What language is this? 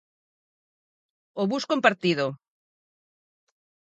Galician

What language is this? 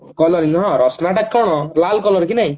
Odia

